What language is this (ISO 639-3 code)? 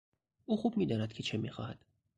fas